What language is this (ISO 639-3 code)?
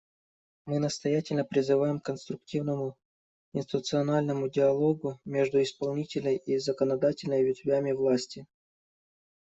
rus